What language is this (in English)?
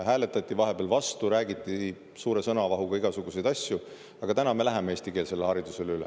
Estonian